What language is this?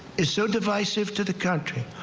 English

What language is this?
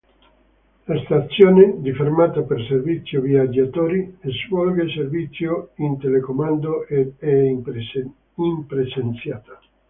Italian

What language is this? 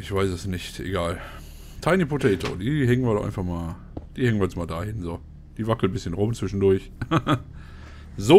German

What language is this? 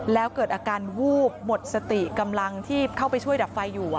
Thai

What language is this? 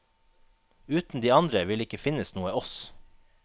Norwegian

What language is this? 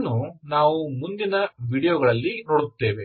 Kannada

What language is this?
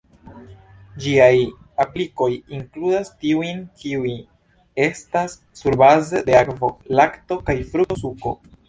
Esperanto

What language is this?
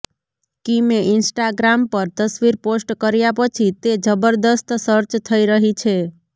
Gujarati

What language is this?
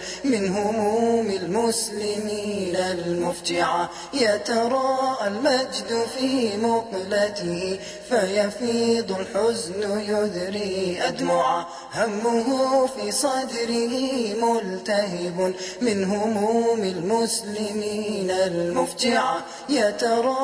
Arabic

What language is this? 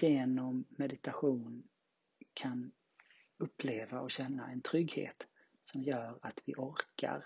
Swedish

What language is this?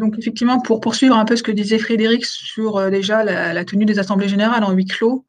French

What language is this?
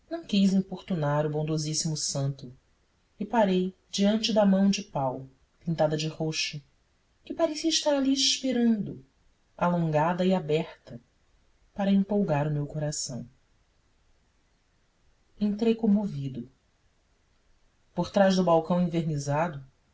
Portuguese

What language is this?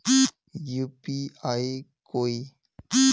Magahi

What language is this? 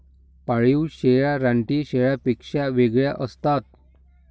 Marathi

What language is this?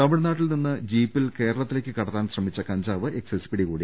Malayalam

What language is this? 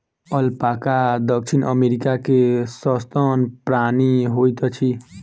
Maithili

